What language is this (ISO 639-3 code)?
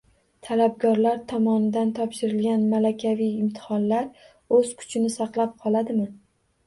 uzb